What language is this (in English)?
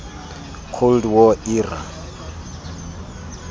Tswana